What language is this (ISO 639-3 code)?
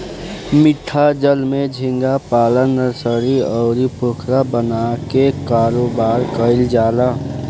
bho